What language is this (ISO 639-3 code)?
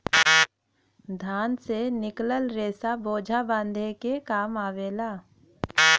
bho